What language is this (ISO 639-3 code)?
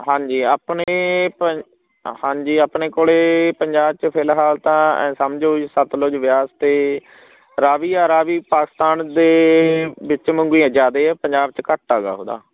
pan